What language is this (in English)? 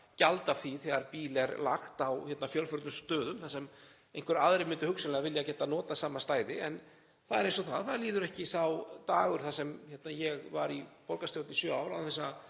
Icelandic